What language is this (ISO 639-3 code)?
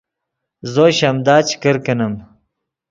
ydg